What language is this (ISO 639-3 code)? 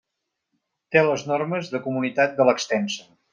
cat